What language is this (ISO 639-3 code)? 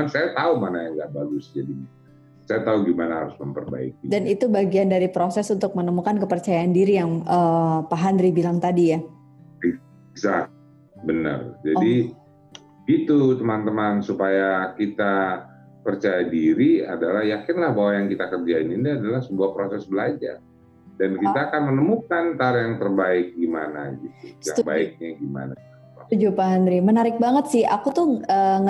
ind